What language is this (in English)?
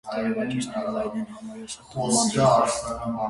Armenian